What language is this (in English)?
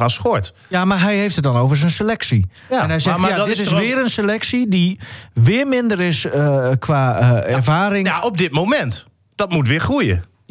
Dutch